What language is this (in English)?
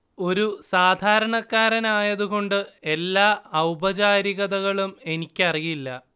Malayalam